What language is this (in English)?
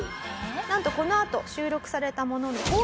Japanese